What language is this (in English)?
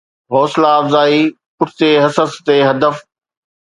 Sindhi